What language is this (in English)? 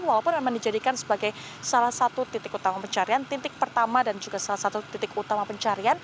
Indonesian